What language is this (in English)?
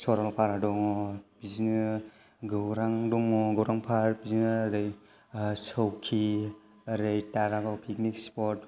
Bodo